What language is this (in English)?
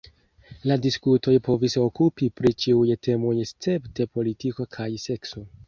Esperanto